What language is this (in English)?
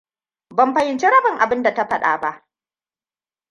Hausa